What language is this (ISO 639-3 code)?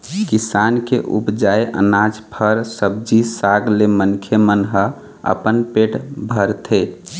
hne